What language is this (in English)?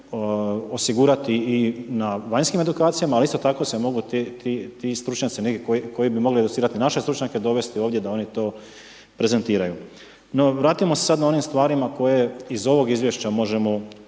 Croatian